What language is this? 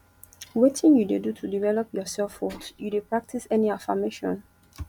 Nigerian Pidgin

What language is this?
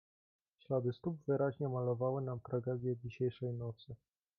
Polish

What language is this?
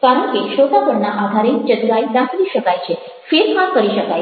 Gujarati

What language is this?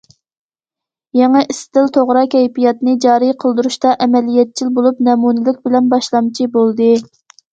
Uyghur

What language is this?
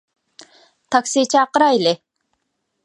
Uyghur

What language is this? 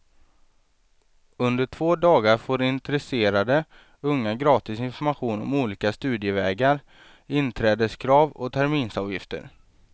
Swedish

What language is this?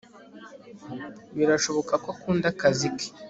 Kinyarwanda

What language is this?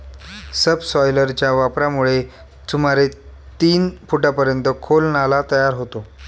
Marathi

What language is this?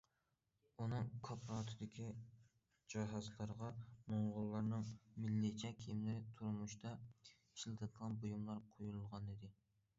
Uyghur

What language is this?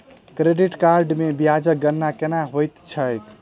Maithili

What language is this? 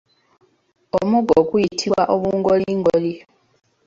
Ganda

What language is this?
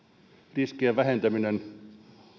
Finnish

